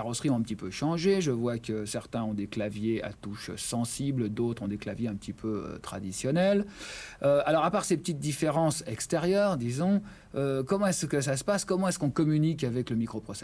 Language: French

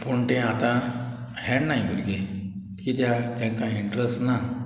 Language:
Konkani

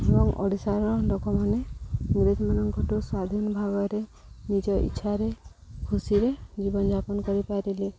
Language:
Odia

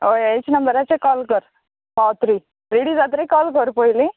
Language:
Konkani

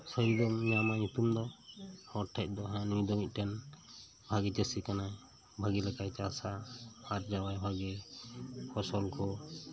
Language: Santali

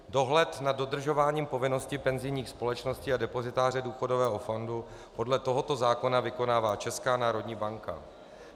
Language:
Czech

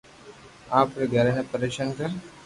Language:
Loarki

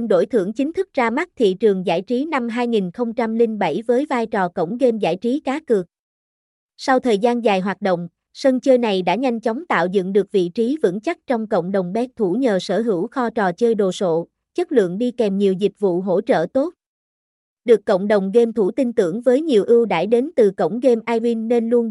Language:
Vietnamese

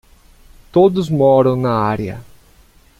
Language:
Portuguese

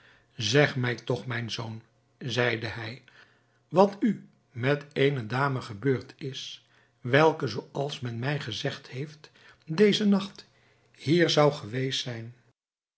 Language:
Dutch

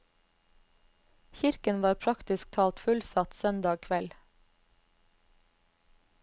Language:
Norwegian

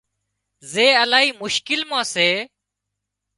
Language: Wadiyara Koli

